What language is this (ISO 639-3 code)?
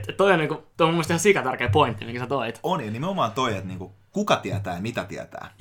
fin